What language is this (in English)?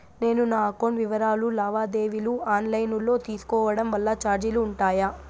Telugu